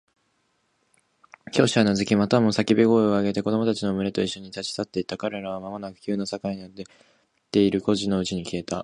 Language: Japanese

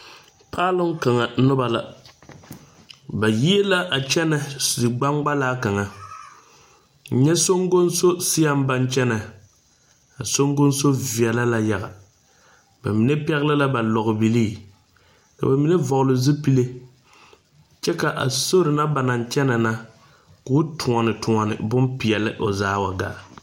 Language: Southern Dagaare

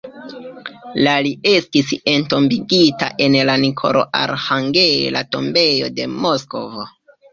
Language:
Esperanto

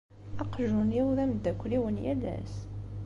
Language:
Kabyle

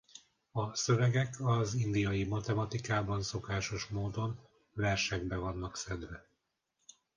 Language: Hungarian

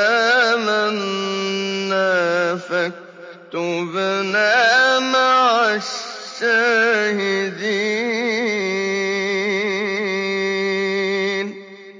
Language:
Arabic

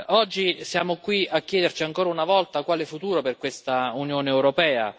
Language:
Italian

